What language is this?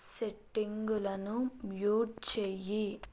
Telugu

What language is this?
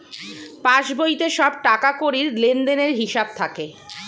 Bangla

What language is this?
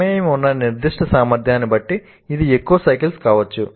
Telugu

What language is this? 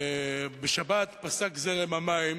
Hebrew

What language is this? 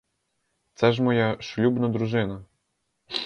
Ukrainian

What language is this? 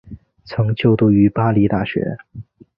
Chinese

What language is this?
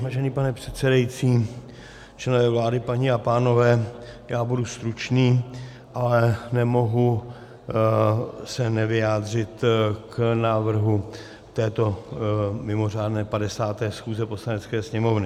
Czech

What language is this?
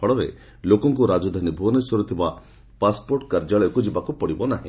Odia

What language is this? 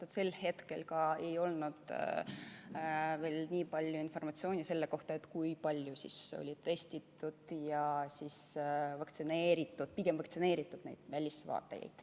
Estonian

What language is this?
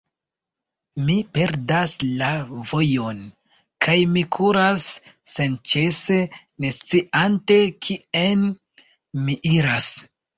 Esperanto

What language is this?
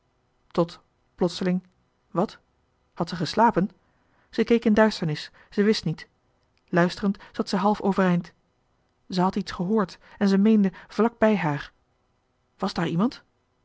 Dutch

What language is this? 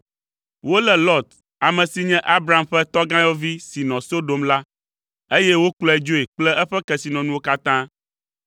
Ewe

